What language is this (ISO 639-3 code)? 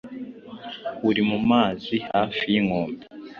kin